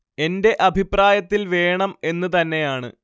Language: Malayalam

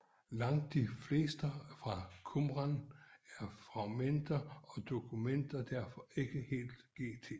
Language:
Danish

